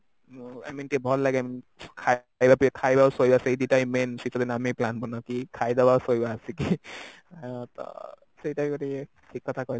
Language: Odia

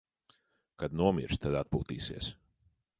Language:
Latvian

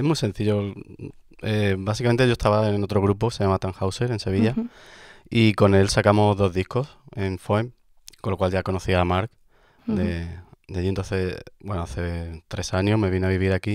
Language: Spanish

